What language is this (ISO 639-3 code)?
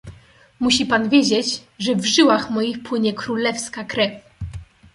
pol